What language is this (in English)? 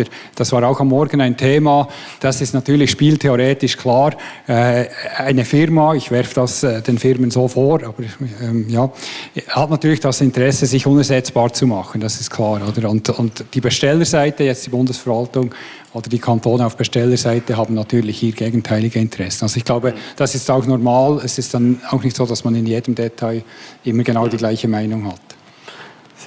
German